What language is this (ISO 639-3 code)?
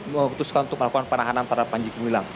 ind